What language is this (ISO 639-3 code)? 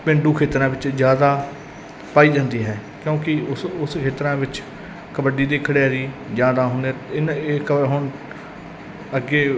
pan